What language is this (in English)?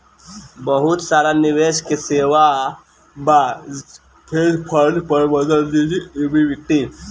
Bhojpuri